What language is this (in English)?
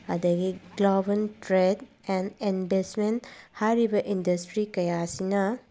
Manipuri